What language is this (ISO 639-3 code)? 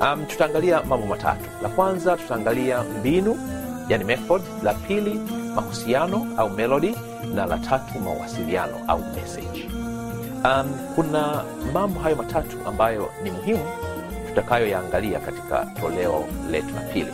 swa